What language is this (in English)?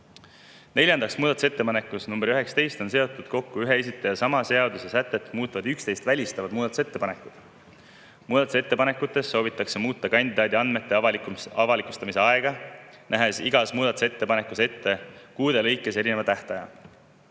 Estonian